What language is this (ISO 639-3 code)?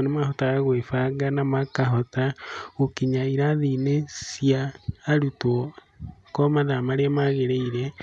kik